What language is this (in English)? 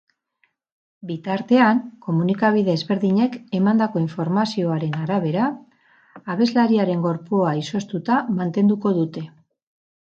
Basque